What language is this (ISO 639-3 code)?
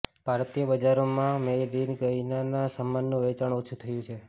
guj